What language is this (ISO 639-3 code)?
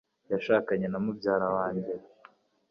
kin